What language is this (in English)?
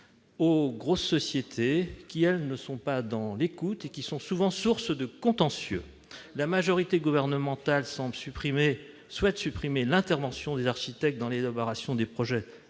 French